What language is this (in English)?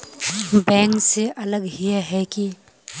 Magahi